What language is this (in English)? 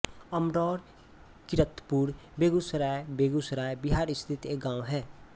Hindi